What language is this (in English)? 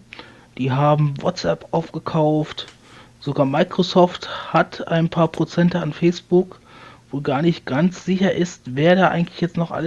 German